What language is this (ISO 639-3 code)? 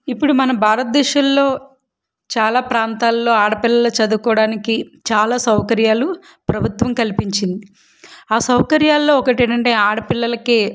tel